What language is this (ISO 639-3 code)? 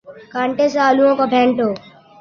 urd